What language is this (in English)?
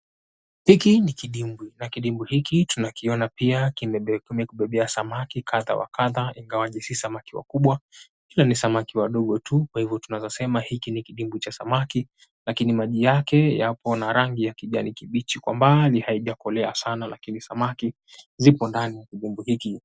Swahili